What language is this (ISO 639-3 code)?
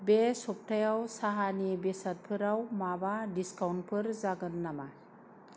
brx